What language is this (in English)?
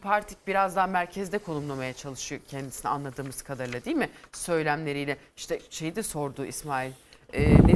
Turkish